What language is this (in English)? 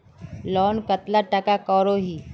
Magahi